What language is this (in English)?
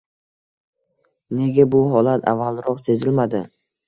Uzbek